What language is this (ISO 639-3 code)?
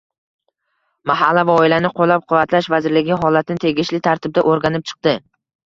uzb